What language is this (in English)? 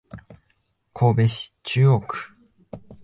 Japanese